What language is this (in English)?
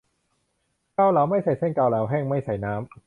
Thai